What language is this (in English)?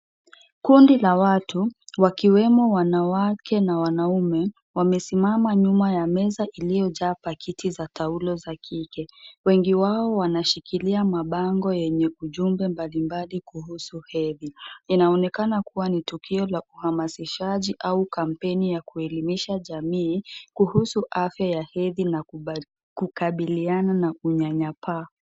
Swahili